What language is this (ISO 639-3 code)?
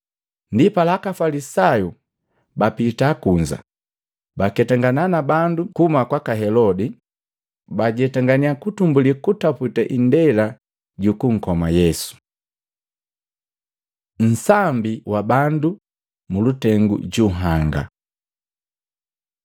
mgv